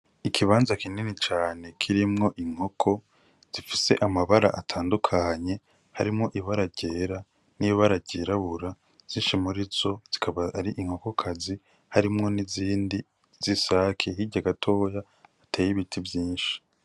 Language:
Rundi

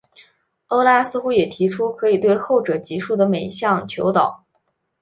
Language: Chinese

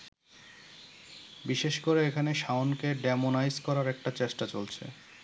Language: Bangla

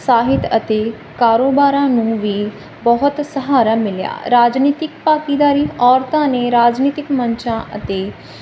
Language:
Punjabi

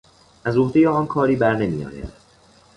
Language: Persian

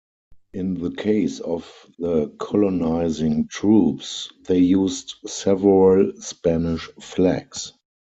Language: English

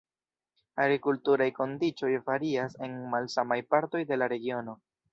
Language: Esperanto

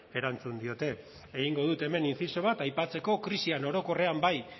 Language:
Basque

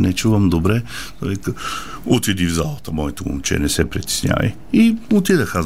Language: Bulgarian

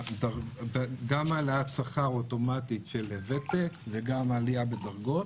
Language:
Hebrew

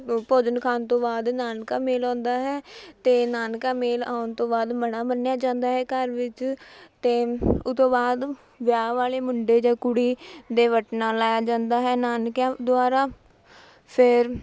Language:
Punjabi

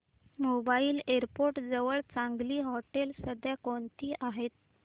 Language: Marathi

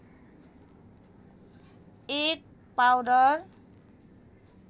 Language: Nepali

